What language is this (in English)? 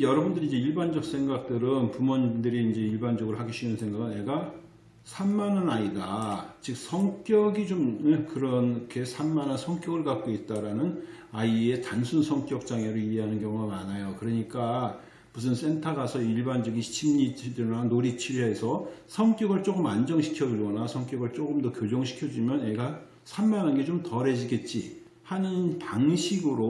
Korean